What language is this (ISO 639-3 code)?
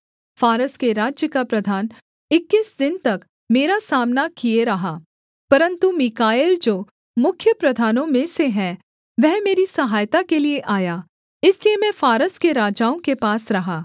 hin